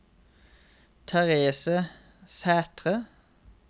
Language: Norwegian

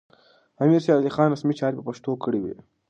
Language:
Pashto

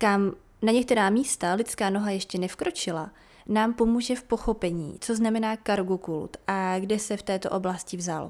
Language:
Czech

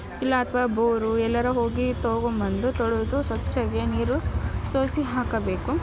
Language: Kannada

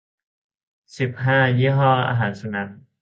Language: Thai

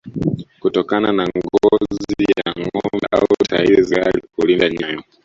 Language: Swahili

